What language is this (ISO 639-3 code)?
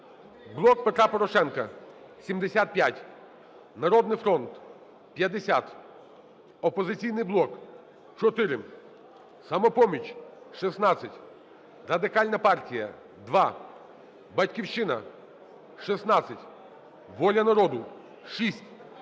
ukr